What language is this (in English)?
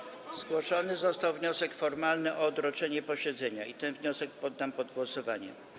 Polish